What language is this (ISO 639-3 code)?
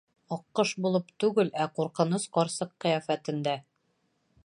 bak